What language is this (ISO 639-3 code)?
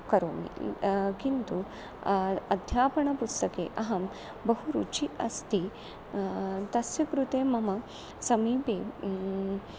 san